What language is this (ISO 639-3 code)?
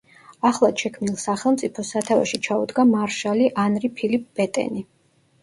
kat